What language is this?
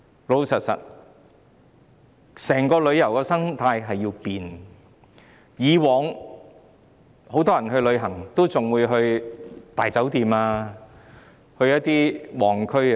Cantonese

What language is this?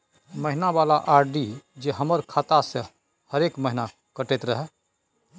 Maithili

